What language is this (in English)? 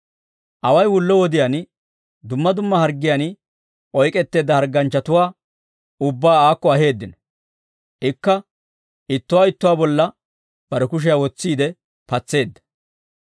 Dawro